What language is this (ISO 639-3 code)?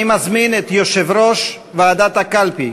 heb